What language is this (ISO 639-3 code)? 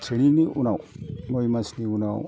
brx